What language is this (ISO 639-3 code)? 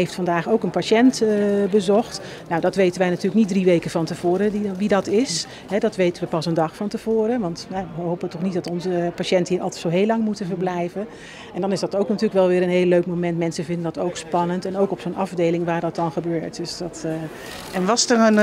nld